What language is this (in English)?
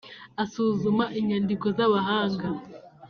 Kinyarwanda